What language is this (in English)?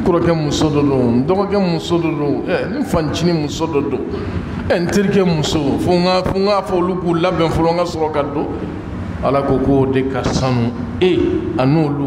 Arabic